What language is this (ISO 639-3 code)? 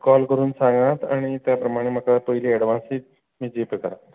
kok